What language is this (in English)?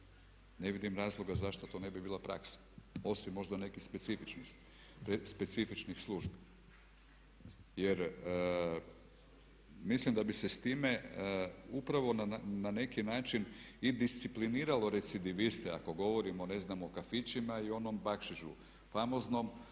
Croatian